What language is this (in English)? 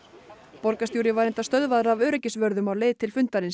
Icelandic